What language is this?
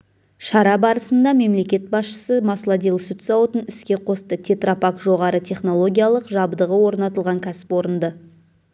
Kazakh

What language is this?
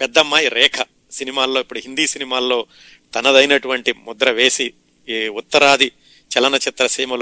Telugu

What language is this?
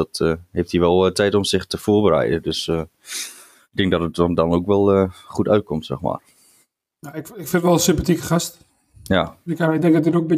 Dutch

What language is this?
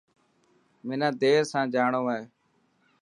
Dhatki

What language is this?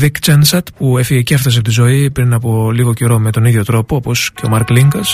Greek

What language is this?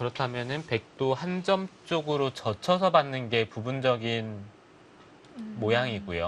Korean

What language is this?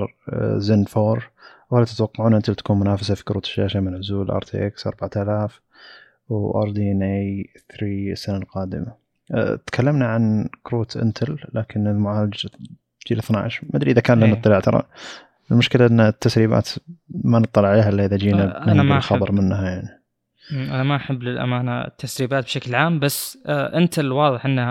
Arabic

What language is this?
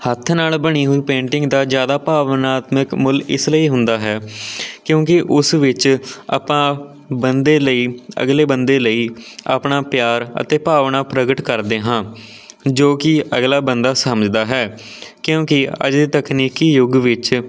Punjabi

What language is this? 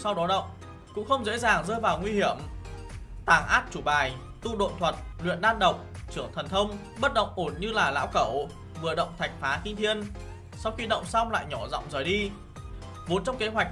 Vietnamese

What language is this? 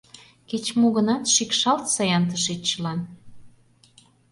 Mari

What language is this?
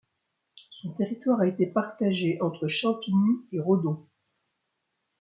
French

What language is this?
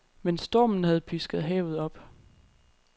Danish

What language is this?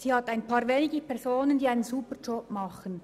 Swiss German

